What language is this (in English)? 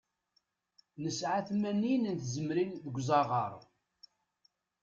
Kabyle